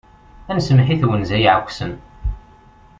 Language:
Kabyle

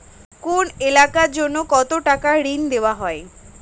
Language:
Bangla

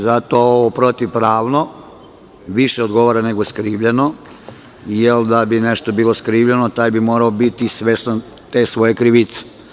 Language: Serbian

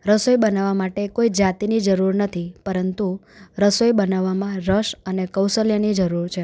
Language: Gujarati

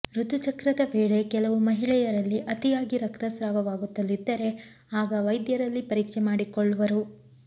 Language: Kannada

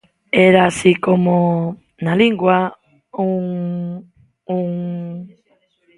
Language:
Galician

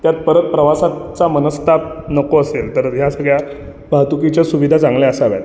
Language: Marathi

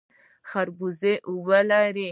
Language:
Pashto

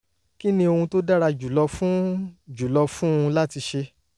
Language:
Yoruba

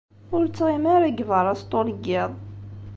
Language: Kabyle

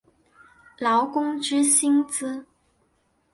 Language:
Chinese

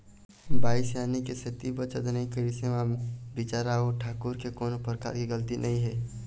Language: Chhattisgarhi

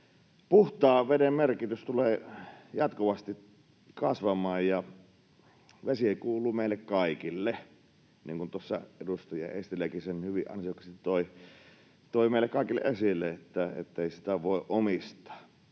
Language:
Finnish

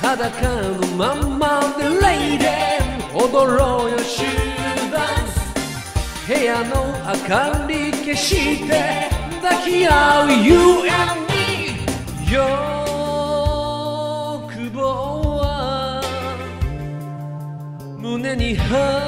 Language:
Japanese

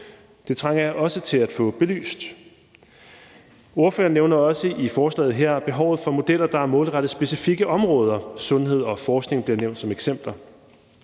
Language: Danish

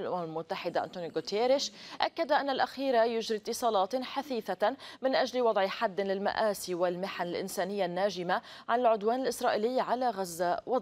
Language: Arabic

